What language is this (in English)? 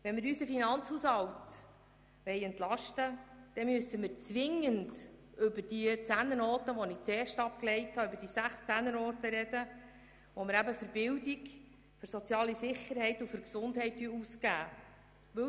Swiss German